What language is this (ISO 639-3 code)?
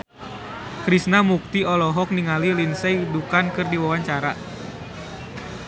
sun